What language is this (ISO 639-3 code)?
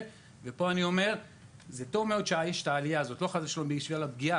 heb